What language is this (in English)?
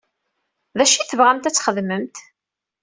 Kabyle